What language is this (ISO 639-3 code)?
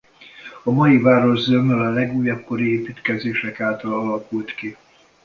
hun